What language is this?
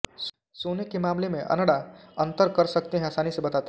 Hindi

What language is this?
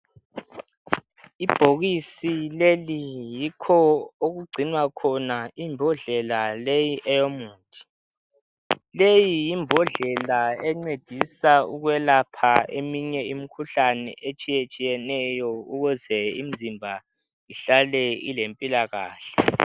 North Ndebele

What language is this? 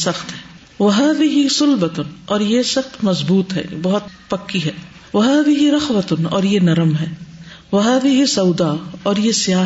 Urdu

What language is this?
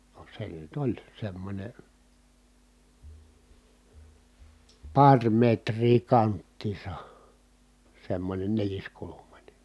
Finnish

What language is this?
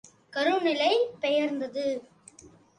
Tamil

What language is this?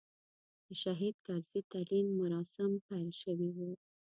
Pashto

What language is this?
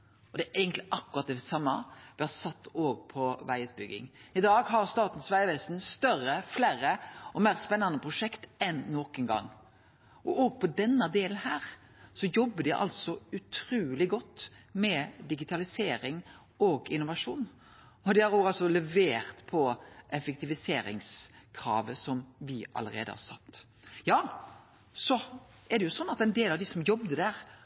Norwegian Nynorsk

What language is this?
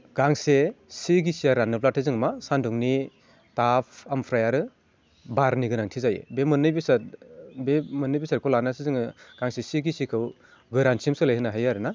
Bodo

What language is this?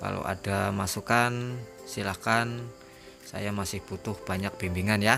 Indonesian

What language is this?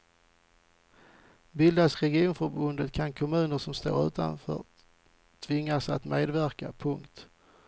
Swedish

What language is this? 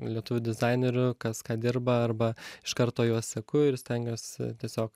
Lithuanian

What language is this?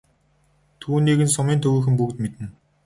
Mongolian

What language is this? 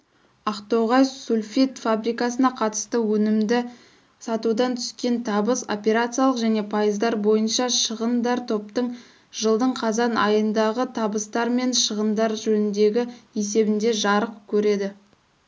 Kazakh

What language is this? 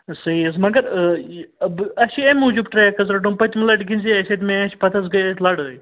Kashmiri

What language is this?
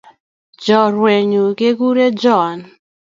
Kalenjin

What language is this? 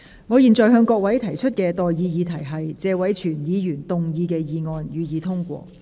Cantonese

